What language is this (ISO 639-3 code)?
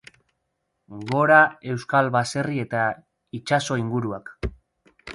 eus